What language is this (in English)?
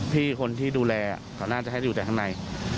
Thai